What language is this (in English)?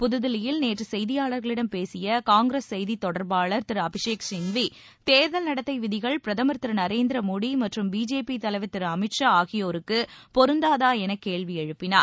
Tamil